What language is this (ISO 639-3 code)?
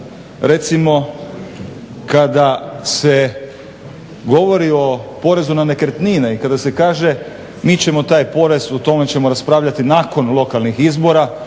hrv